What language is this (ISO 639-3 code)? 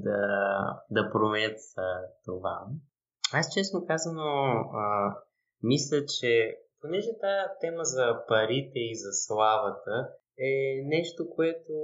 bul